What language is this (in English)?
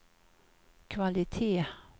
Swedish